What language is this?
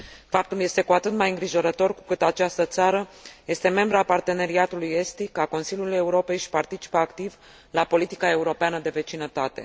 Romanian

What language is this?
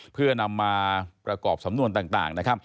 Thai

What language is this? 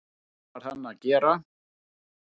Icelandic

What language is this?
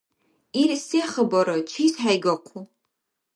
Dargwa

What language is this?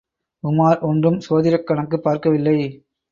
Tamil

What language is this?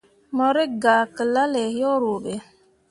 Mundang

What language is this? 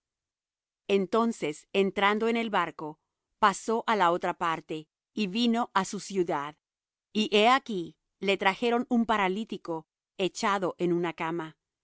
Spanish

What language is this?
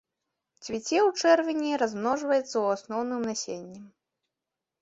Belarusian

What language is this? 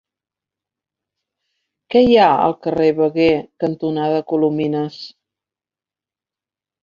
Catalan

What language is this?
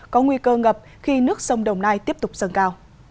Vietnamese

